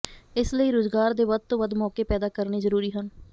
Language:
Punjabi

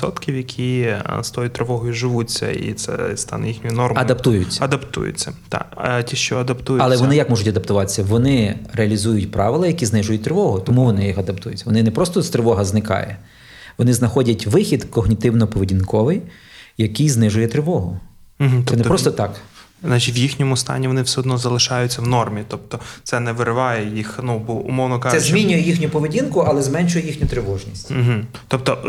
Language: Ukrainian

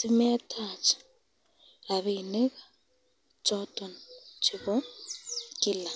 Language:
Kalenjin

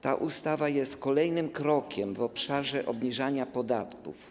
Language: Polish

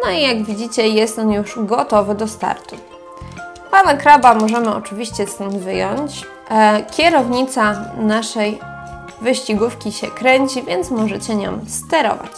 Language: Polish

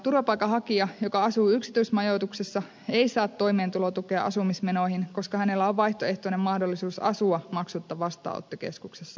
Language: Finnish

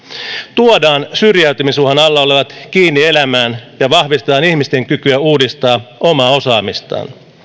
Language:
Finnish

